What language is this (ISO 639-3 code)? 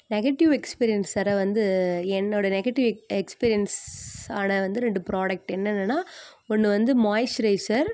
tam